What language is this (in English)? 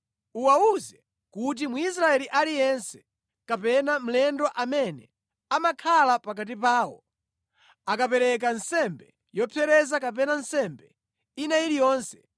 Nyanja